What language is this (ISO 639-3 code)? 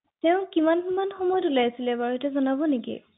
asm